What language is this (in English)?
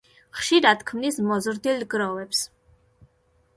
Georgian